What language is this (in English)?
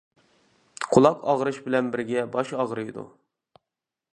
Uyghur